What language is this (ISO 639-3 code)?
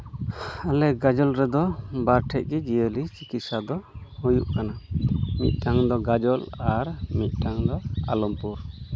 sat